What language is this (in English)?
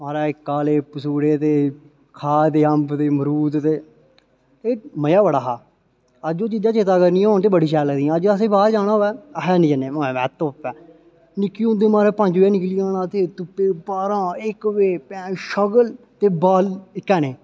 Dogri